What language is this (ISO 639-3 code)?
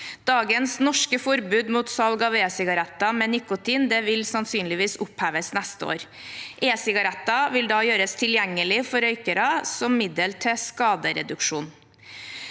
nor